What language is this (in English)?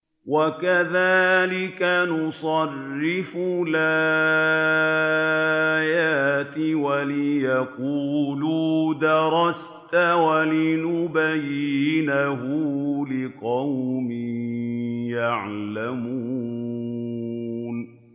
Arabic